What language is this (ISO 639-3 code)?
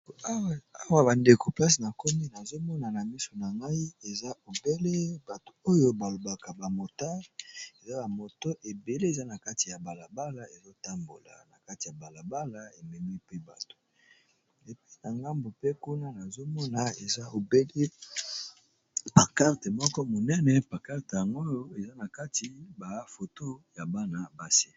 lin